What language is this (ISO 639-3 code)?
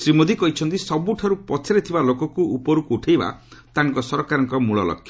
ori